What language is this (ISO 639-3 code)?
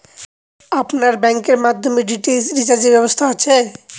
ben